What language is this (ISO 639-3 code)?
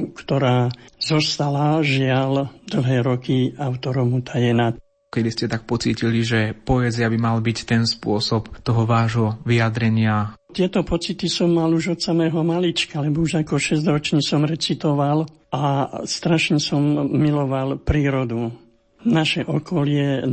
slk